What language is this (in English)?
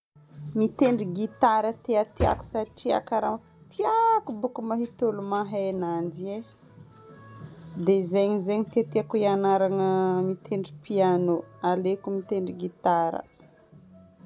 Northern Betsimisaraka Malagasy